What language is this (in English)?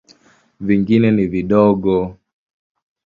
Swahili